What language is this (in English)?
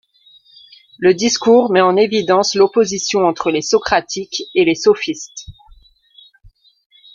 French